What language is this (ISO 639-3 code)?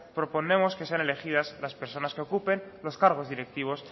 spa